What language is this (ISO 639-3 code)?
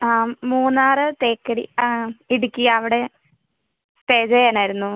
mal